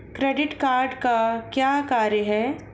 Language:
Hindi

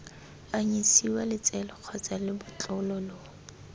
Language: Tswana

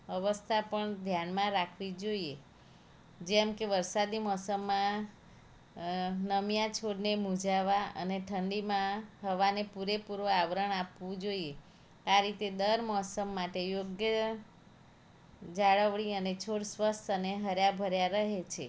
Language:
Gujarati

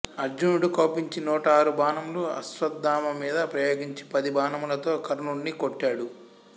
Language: Telugu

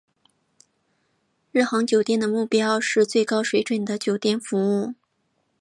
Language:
Chinese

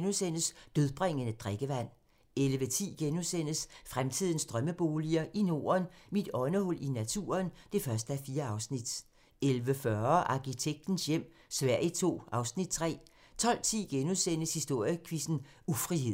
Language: Danish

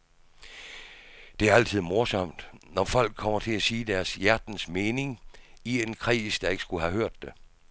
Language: Danish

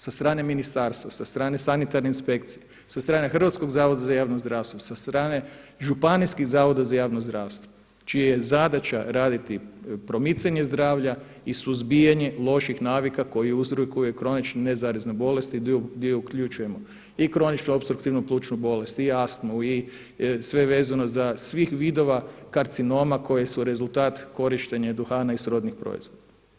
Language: Croatian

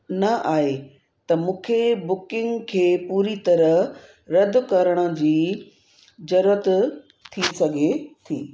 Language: Sindhi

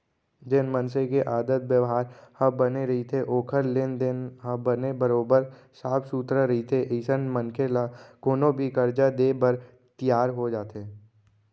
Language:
Chhattisgarhi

